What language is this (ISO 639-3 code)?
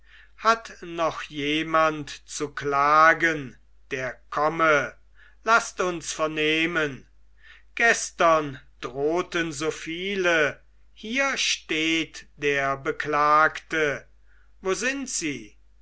deu